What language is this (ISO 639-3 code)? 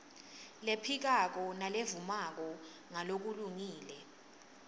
ssw